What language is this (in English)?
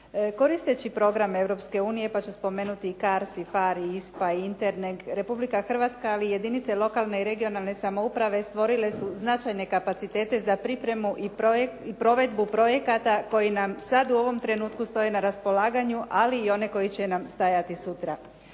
Croatian